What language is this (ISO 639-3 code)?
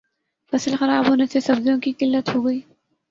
urd